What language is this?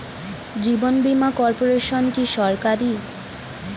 Bangla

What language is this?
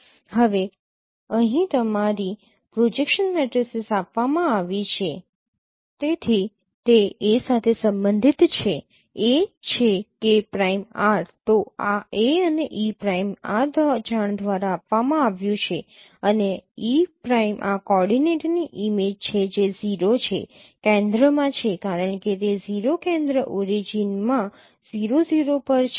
Gujarati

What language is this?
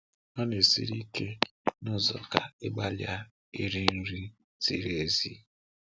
Igbo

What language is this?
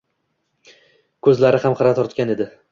Uzbek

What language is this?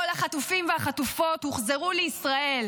Hebrew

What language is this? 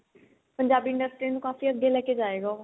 Punjabi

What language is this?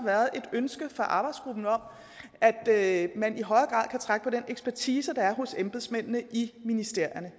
Danish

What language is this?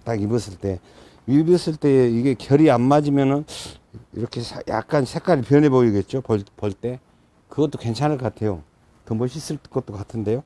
Korean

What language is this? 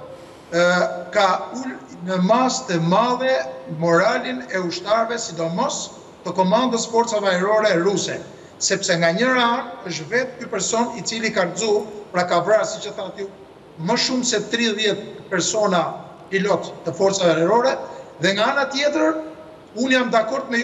Romanian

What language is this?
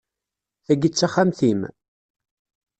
Kabyle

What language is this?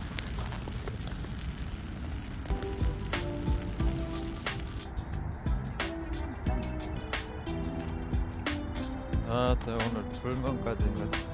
Korean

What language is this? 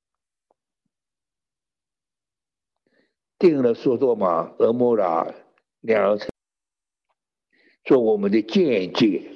Chinese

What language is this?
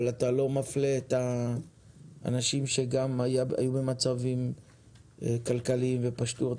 Hebrew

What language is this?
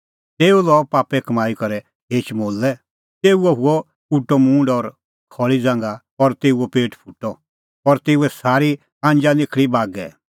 Kullu Pahari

